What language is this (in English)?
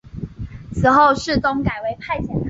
Chinese